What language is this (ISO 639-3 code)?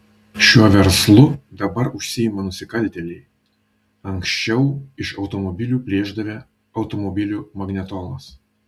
lit